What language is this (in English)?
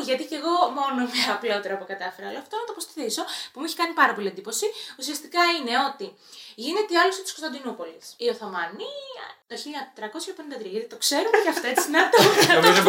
Greek